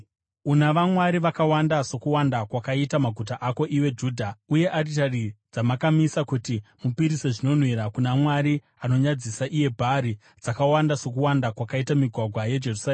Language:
Shona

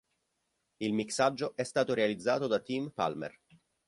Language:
Italian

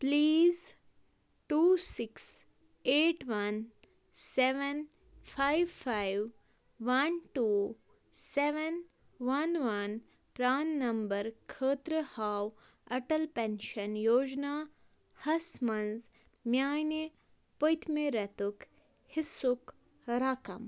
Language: Kashmiri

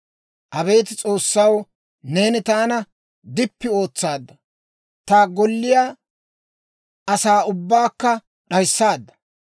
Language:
Dawro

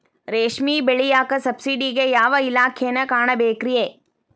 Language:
Kannada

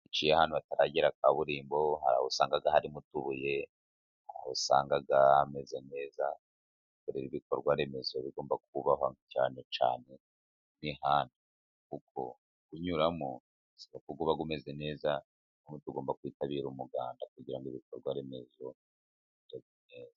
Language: Kinyarwanda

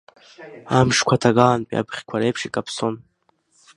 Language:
Abkhazian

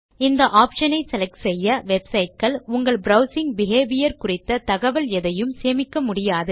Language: Tamil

